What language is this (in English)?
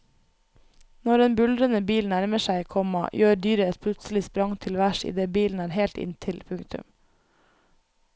Norwegian